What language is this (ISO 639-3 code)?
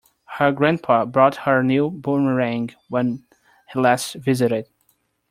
eng